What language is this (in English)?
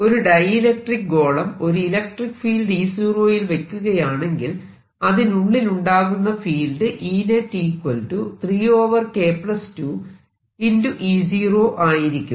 Malayalam